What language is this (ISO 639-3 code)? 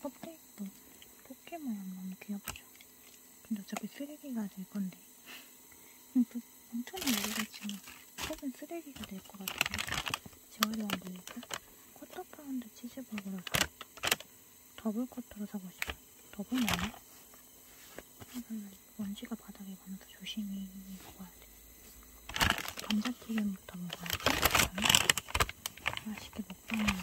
kor